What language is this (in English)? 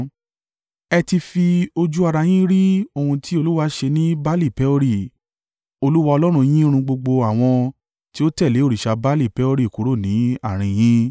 Yoruba